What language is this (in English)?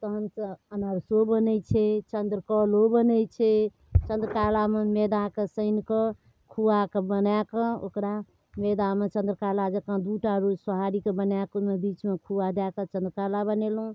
Maithili